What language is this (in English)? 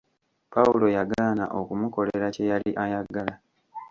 Ganda